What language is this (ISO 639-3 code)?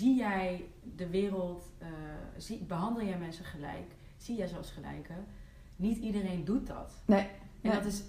nld